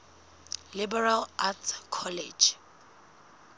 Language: Southern Sotho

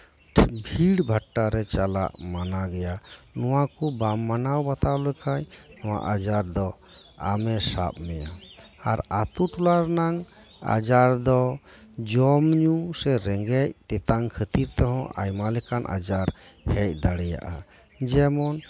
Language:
Santali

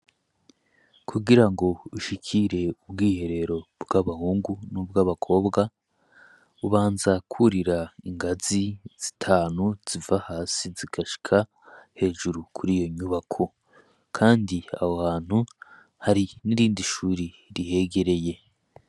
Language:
Rundi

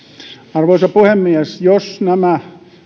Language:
Finnish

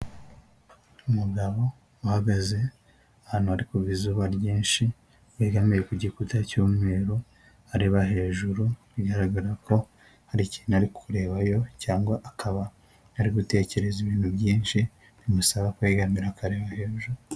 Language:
Kinyarwanda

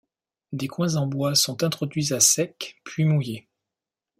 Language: French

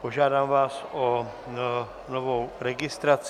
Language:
Czech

